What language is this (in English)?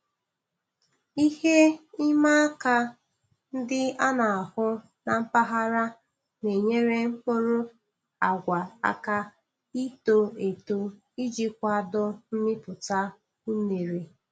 Igbo